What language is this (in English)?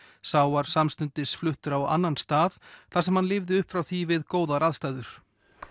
Icelandic